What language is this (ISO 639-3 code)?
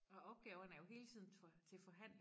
dan